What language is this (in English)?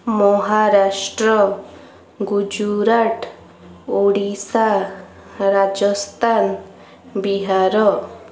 Odia